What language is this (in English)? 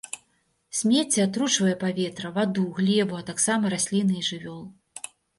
Belarusian